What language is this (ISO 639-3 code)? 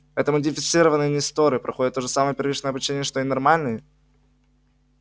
rus